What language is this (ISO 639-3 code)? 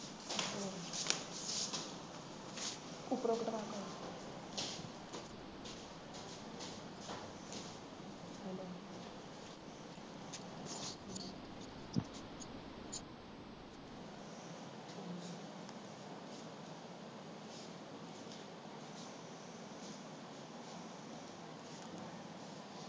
pan